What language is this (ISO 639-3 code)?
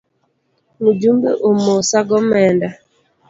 luo